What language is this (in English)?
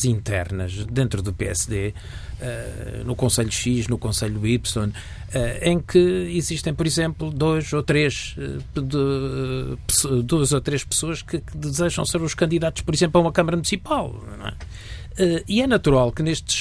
Portuguese